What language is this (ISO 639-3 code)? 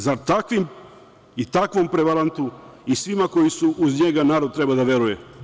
srp